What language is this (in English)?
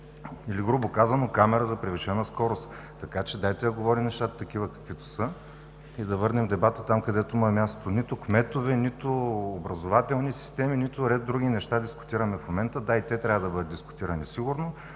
Bulgarian